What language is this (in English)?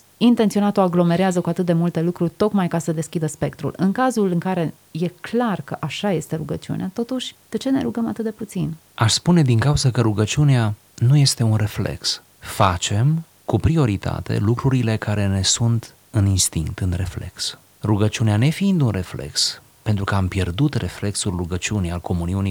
Romanian